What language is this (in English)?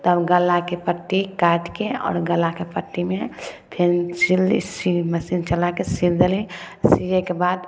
Maithili